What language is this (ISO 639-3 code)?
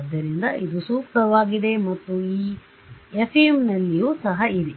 kan